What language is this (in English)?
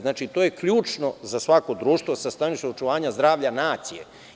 Serbian